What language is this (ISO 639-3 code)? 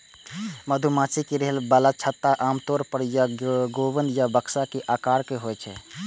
mai